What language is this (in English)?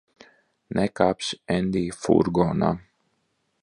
Latvian